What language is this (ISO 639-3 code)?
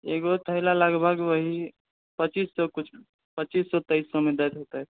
mai